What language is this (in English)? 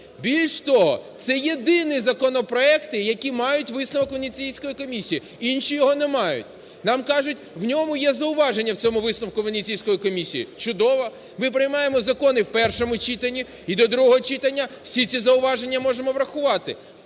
Ukrainian